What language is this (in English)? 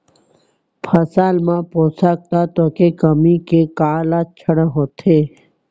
Chhattisgarhi